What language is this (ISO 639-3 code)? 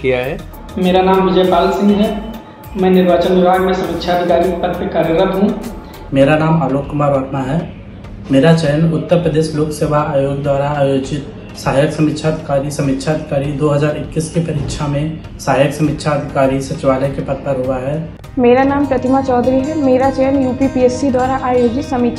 hin